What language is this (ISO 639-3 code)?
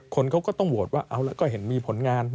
tha